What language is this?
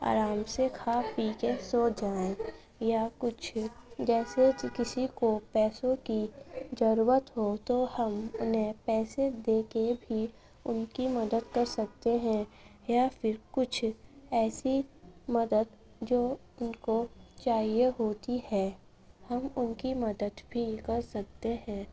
Urdu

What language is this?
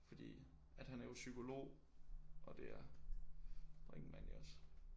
Danish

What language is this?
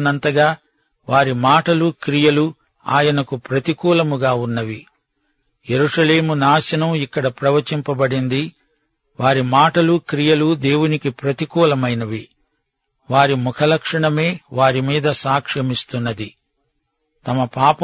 Telugu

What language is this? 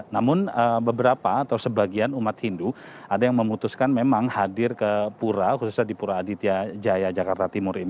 Indonesian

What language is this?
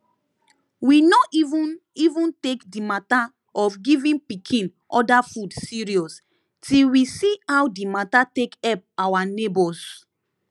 Nigerian Pidgin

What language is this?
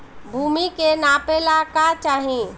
Bhojpuri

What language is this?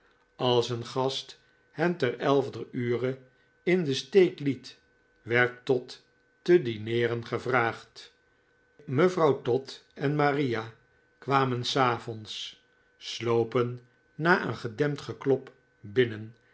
Dutch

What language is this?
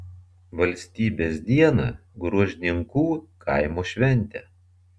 Lithuanian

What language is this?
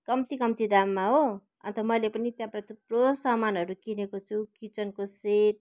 Nepali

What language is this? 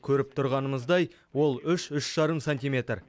Kazakh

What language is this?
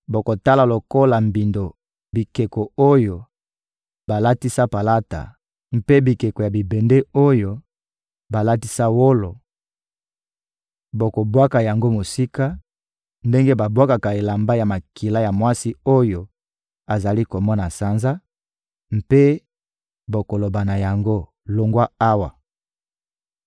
Lingala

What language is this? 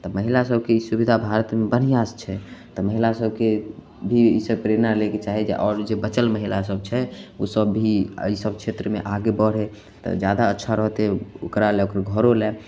Maithili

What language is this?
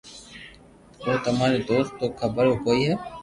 Loarki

